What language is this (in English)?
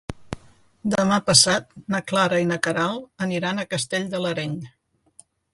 Catalan